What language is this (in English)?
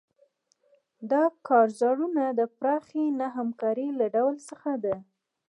Pashto